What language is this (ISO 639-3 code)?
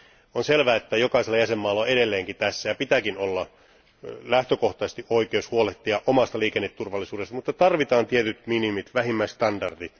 fin